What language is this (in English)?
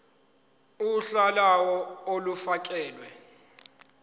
Zulu